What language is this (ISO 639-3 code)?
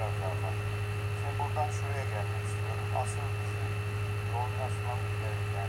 tur